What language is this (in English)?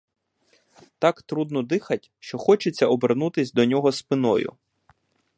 Ukrainian